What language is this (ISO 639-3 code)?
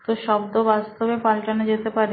ben